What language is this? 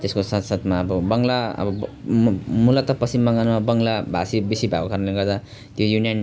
Nepali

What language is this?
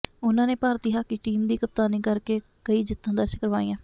Punjabi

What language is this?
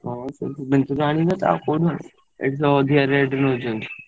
Odia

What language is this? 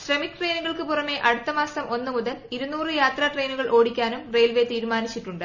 Malayalam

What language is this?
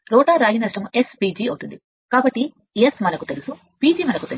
Telugu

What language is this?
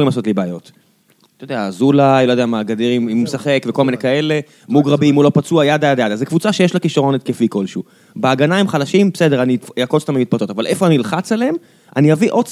Hebrew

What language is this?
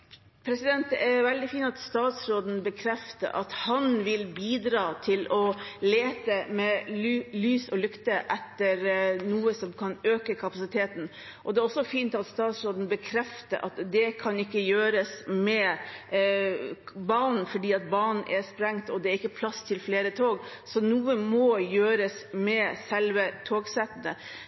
Norwegian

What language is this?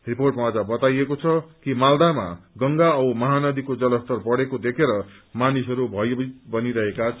Nepali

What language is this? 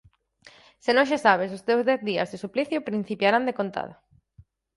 Galician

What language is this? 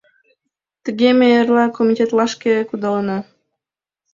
Mari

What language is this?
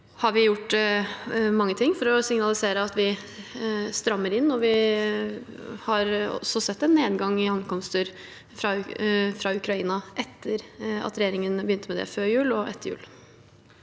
Norwegian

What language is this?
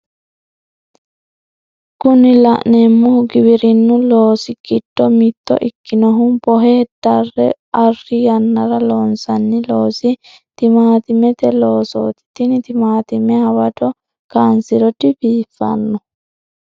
Sidamo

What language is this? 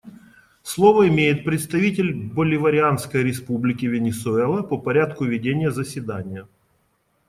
Russian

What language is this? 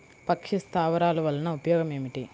Telugu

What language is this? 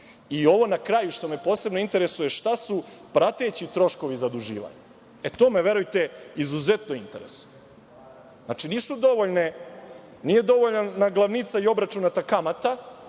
Serbian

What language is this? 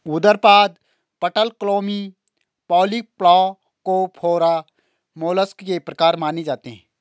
Hindi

